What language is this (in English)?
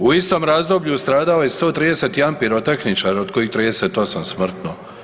Croatian